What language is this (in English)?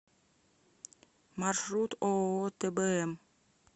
Russian